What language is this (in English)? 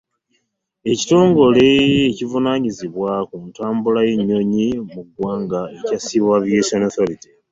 Ganda